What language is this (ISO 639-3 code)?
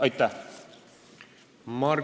est